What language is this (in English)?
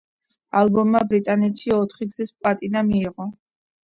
Georgian